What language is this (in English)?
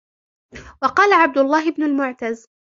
Arabic